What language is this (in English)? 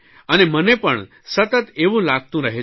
Gujarati